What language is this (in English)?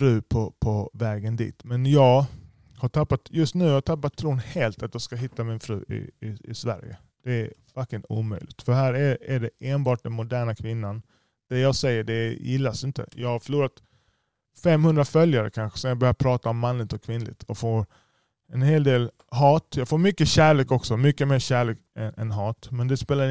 Swedish